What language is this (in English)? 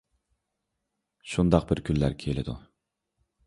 Uyghur